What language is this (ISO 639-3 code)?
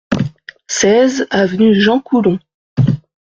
fra